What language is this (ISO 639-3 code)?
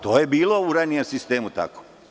srp